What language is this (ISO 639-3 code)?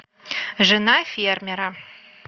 rus